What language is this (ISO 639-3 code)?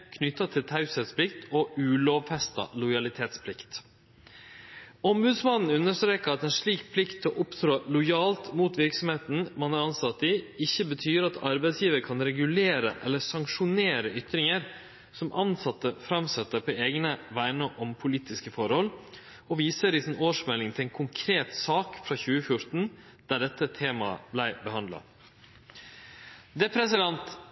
nno